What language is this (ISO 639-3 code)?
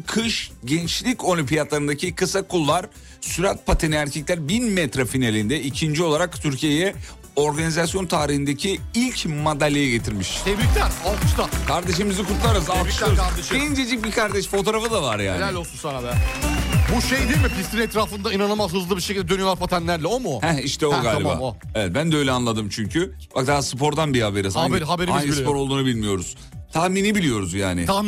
tur